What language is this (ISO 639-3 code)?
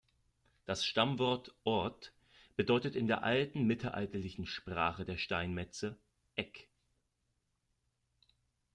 deu